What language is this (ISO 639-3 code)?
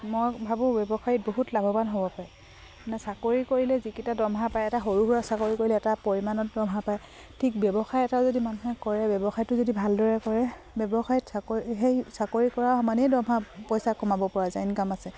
asm